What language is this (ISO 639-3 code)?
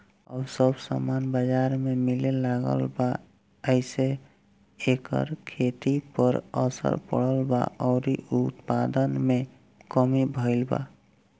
bho